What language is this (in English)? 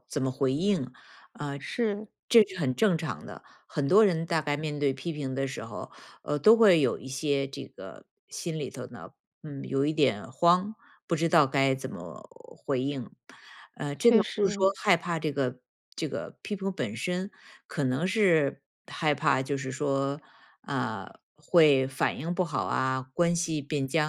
Chinese